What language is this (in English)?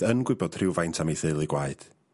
Welsh